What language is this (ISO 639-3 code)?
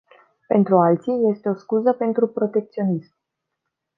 ron